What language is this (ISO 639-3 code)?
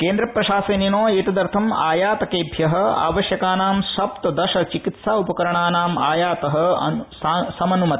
san